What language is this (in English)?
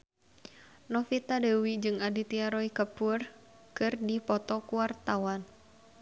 Sundanese